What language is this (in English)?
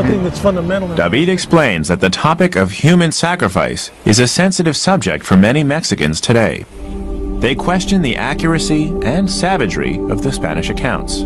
English